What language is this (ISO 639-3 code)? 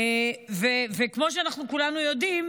heb